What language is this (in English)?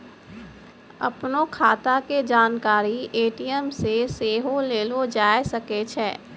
Maithili